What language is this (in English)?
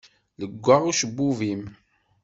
Kabyle